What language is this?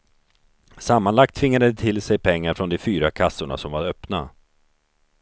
Swedish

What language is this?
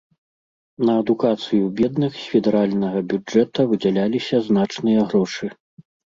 Belarusian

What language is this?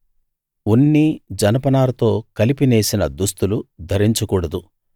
Telugu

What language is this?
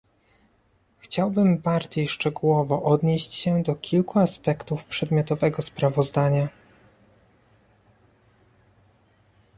Polish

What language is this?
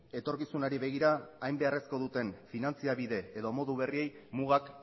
Basque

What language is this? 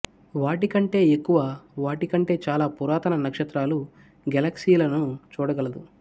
Telugu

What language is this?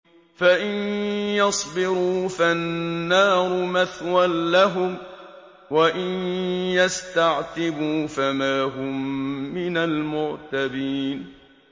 Arabic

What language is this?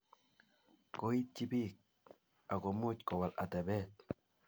Kalenjin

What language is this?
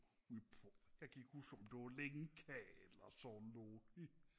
Danish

